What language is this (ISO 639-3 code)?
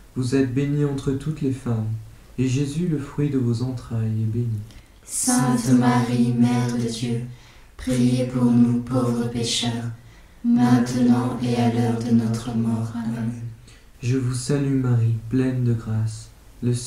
fra